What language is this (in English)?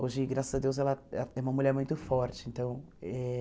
Portuguese